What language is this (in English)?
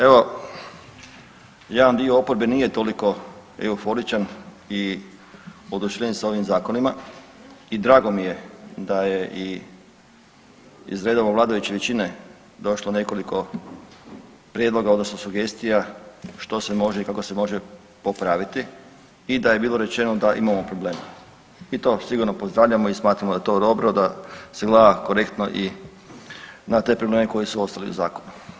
Croatian